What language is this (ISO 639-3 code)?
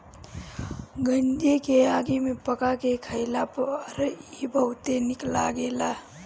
bho